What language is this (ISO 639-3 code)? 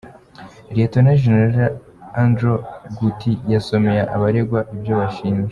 kin